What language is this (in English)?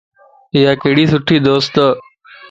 Lasi